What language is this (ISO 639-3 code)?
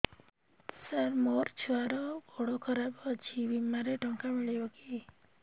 ori